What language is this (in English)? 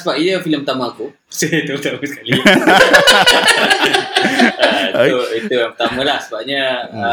Malay